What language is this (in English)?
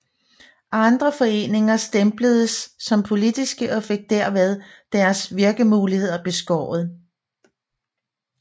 Danish